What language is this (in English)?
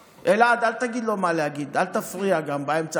Hebrew